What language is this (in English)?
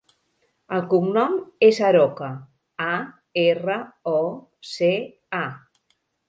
Catalan